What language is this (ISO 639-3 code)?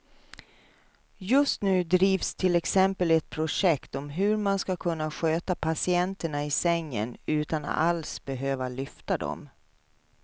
swe